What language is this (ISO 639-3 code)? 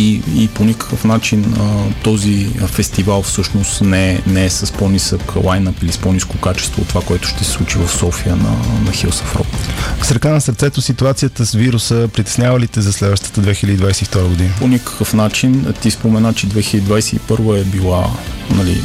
bul